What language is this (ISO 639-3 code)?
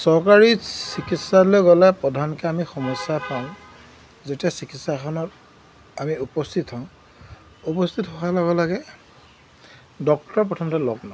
asm